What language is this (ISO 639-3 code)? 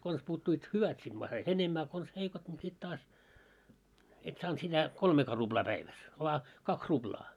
fin